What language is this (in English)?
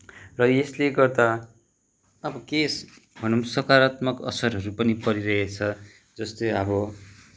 Nepali